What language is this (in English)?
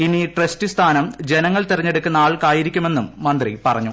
Malayalam